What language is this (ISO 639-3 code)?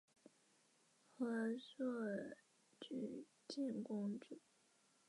zho